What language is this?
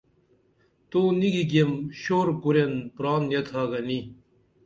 Dameli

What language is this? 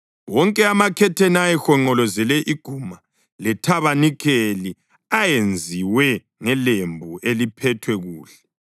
North Ndebele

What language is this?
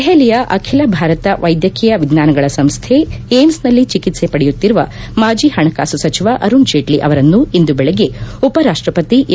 Kannada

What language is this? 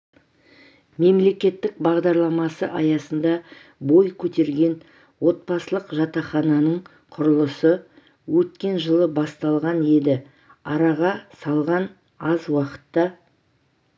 Kazakh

